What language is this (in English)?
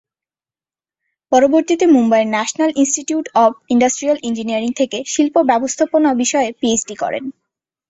Bangla